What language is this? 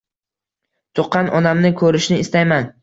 Uzbek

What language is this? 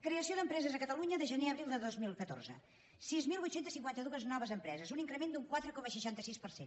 Catalan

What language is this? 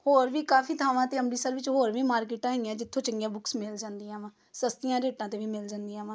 Punjabi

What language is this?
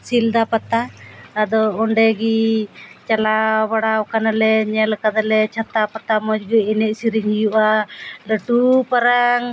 Santali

